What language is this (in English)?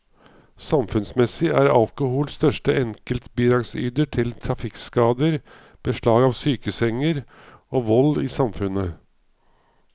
Norwegian